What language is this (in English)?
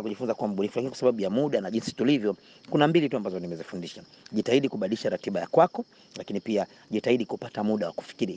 Swahili